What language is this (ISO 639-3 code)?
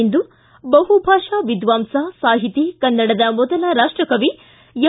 kan